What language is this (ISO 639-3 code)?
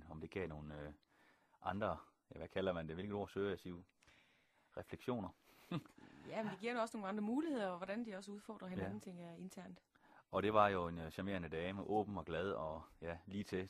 dan